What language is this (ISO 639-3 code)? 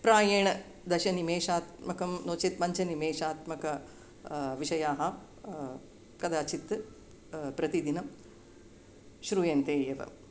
san